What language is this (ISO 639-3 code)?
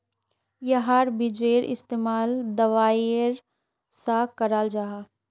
mag